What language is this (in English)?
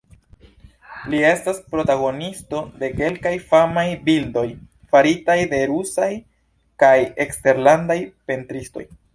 Esperanto